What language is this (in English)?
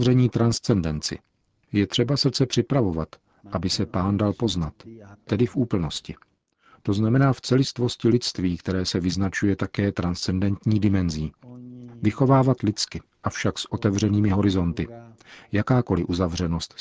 Czech